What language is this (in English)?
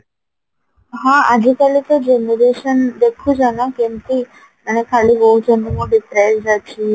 Odia